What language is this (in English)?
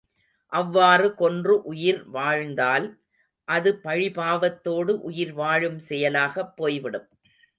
Tamil